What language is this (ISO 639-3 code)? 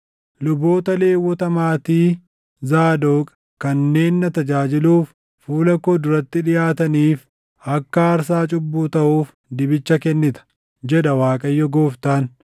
orm